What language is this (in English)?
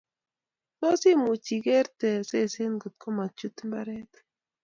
Kalenjin